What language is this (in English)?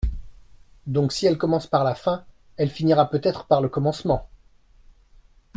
French